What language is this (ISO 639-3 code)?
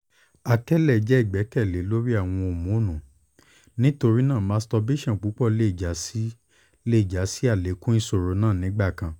yor